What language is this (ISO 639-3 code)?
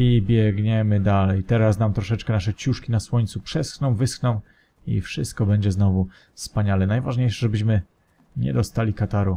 pol